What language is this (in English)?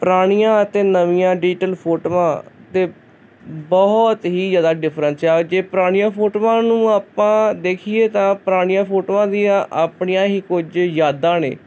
Punjabi